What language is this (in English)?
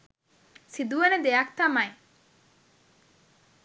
Sinhala